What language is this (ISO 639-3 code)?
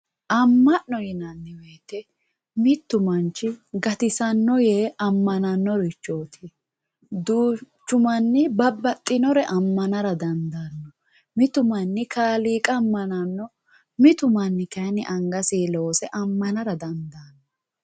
sid